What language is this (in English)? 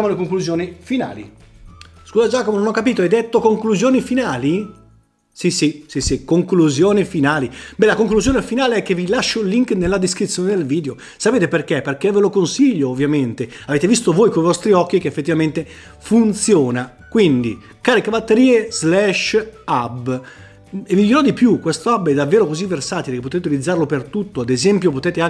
Italian